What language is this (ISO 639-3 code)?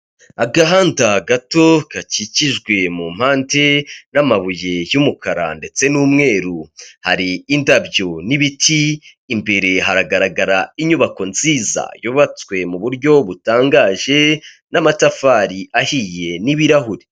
kin